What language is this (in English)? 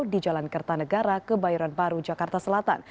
Indonesian